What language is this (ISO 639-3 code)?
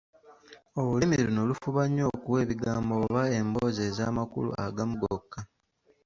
lug